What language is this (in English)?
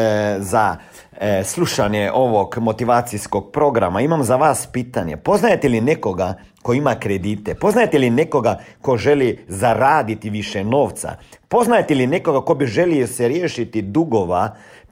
Croatian